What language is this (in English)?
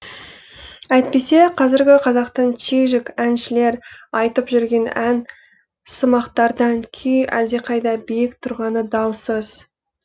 Kazakh